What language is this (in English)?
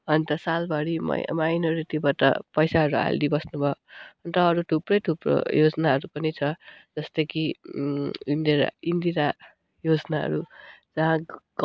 Nepali